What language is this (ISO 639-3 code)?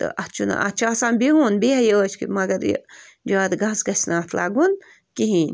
kas